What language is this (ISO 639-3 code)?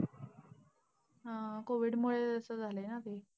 mar